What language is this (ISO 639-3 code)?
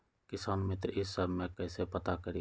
mag